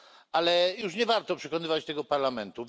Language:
Polish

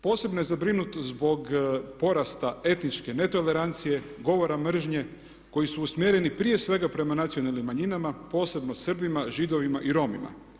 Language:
Croatian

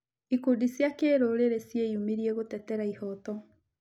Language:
Kikuyu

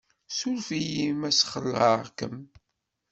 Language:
Kabyle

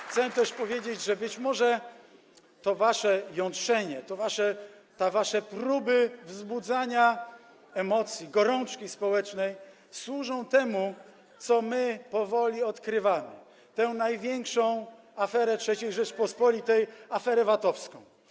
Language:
Polish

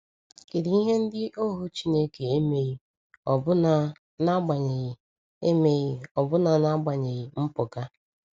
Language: Igbo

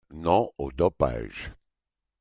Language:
French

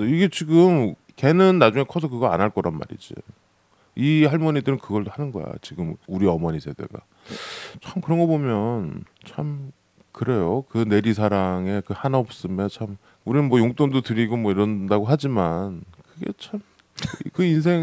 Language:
Korean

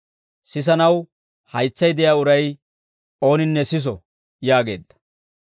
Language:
Dawro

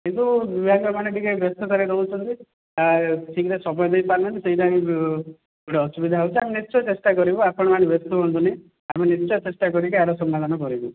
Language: Odia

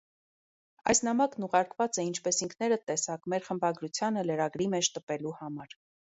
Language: Armenian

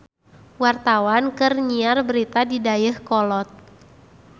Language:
Sundanese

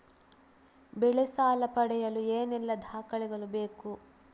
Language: Kannada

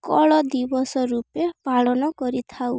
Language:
Odia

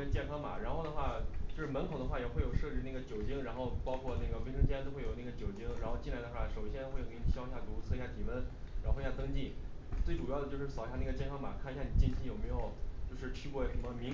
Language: Chinese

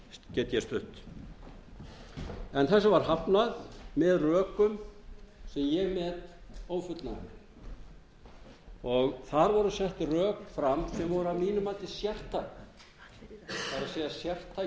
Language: Icelandic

